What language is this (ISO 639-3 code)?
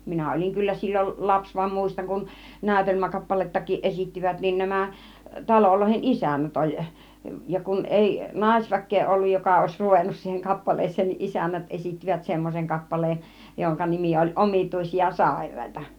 fin